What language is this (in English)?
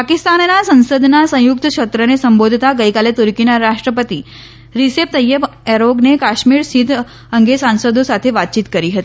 Gujarati